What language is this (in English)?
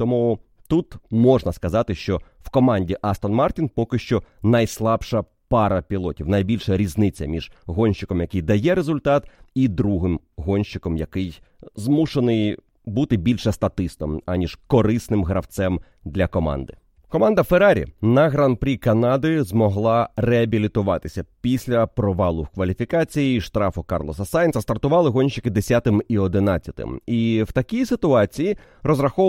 Ukrainian